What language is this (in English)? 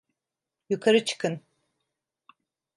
Turkish